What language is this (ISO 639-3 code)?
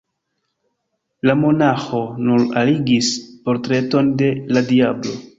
epo